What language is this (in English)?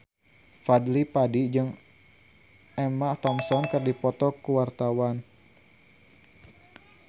Sundanese